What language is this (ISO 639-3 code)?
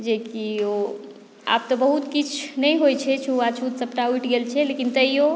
mai